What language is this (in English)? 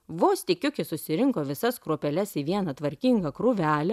Lithuanian